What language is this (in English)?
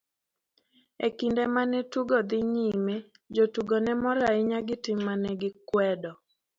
Luo (Kenya and Tanzania)